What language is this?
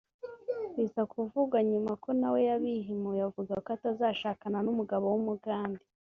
Kinyarwanda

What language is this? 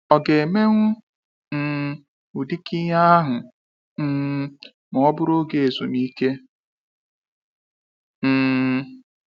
Igbo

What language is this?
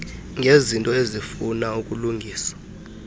Xhosa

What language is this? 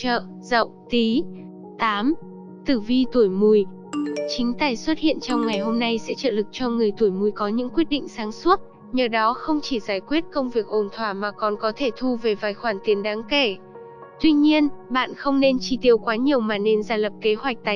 Vietnamese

